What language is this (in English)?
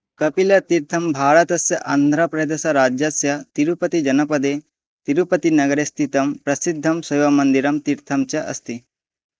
Sanskrit